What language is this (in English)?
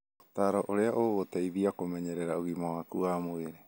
Kikuyu